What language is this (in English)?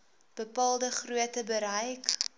Afrikaans